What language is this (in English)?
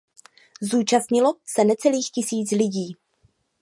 Czech